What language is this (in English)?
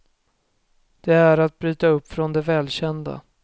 Swedish